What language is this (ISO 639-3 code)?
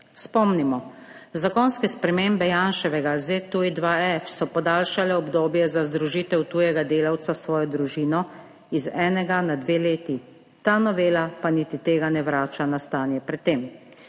slv